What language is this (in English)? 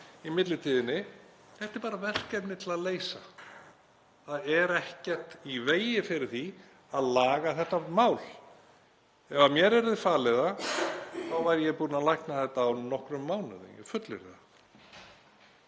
Icelandic